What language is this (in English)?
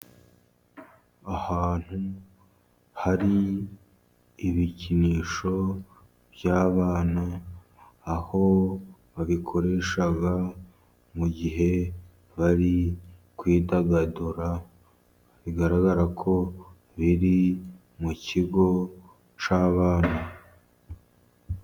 Kinyarwanda